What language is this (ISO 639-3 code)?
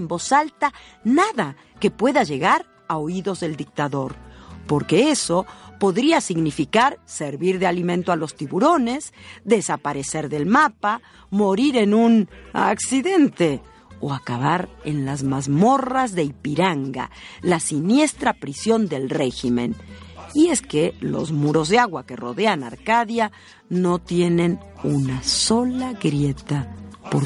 spa